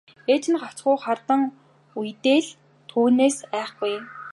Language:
Mongolian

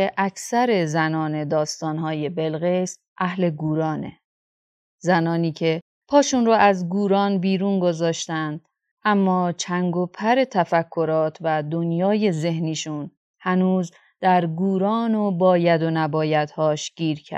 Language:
Persian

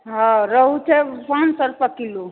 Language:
Maithili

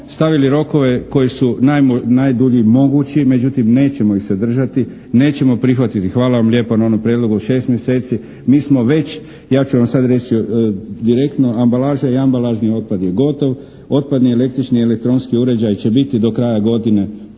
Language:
Croatian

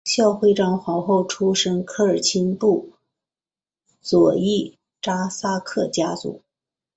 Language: Chinese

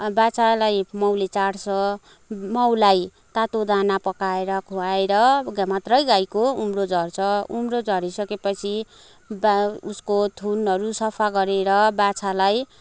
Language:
Nepali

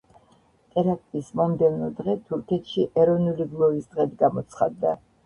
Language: Georgian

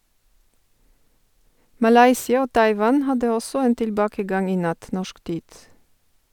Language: Norwegian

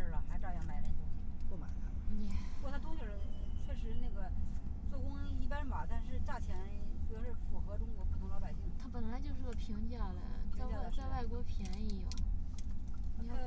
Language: Chinese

